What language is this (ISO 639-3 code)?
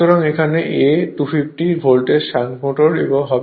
ben